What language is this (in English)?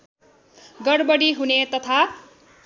Nepali